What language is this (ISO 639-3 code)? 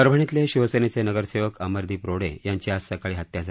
mar